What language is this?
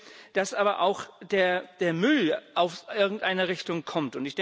German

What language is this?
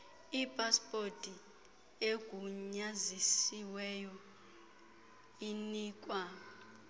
Xhosa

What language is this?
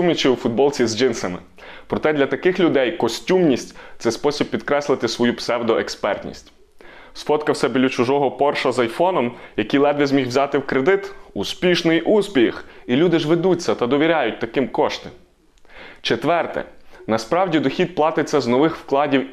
Ukrainian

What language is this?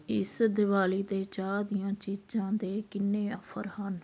Punjabi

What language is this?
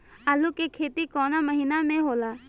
Bhojpuri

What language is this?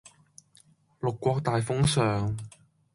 Cantonese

